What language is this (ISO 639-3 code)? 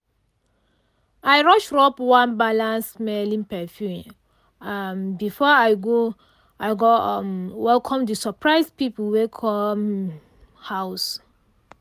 pcm